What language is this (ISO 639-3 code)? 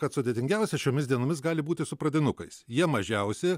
lit